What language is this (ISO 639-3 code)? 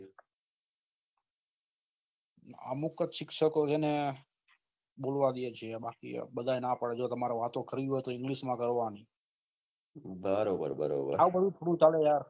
guj